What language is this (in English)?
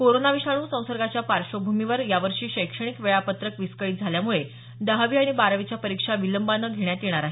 Marathi